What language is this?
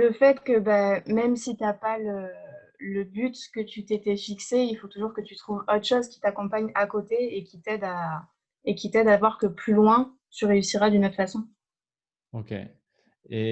French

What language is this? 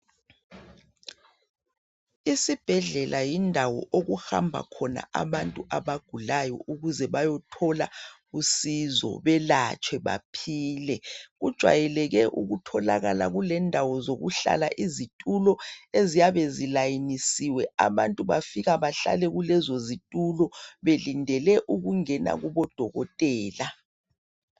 North Ndebele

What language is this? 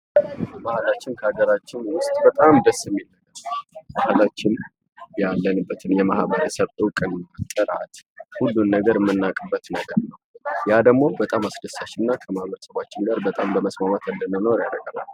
Amharic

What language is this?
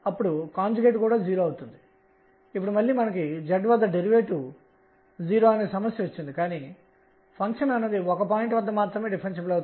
Telugu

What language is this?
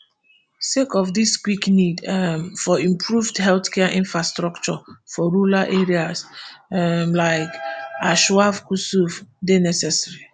Nigerian Pidgin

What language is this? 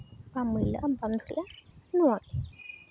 Santali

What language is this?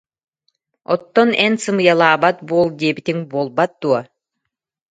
Yakut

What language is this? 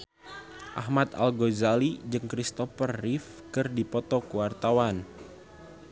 Sundanese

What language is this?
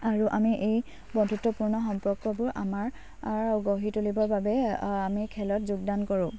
Assamese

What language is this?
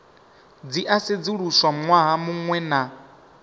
Venda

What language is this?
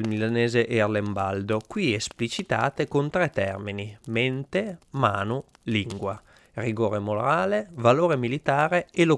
Italian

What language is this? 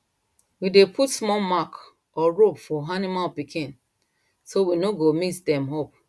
Nigerian Pidgin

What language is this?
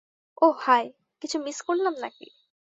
Bangla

